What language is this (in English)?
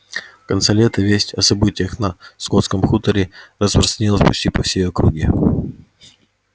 Russian